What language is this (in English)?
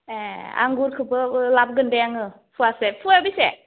Bodo